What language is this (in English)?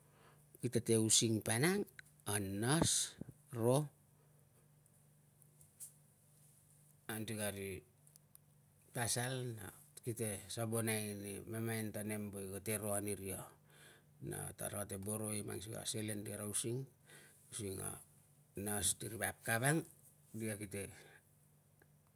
Tungag